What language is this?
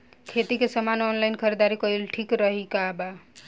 Bhojpuri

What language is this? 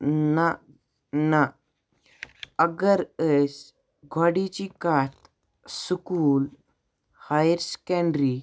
Kashmiri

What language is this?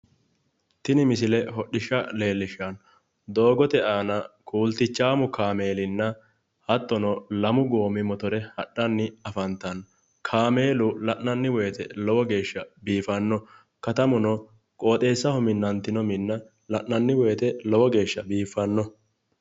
Sidamo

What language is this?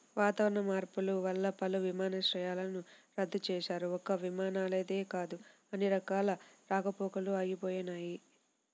Telugu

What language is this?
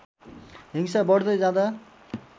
Nepali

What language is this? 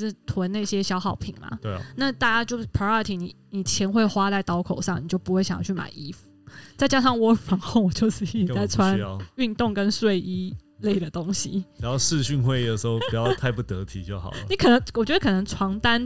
Chinese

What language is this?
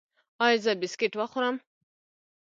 Pashto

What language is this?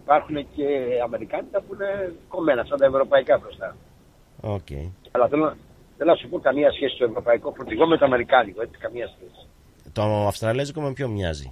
Greek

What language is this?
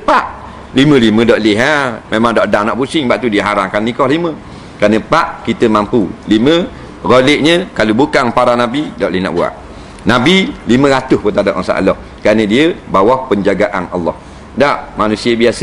Malay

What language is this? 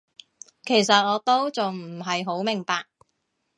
Cantonese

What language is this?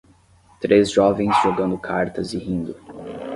Portuguese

